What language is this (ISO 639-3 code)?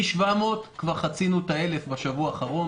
heb